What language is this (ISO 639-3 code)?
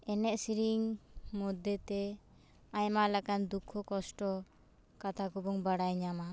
sat